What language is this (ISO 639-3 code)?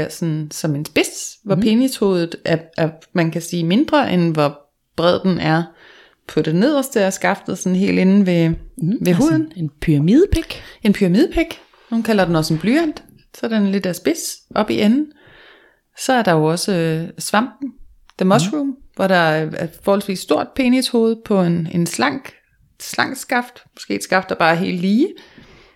dan